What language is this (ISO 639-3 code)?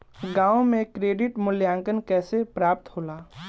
bho